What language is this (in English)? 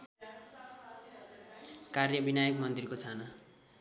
Nepali